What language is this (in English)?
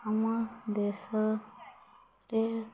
Odia